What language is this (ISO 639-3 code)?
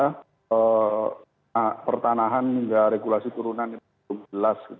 ind